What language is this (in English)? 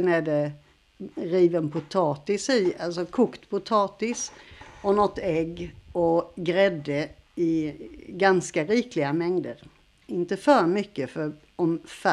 Swedish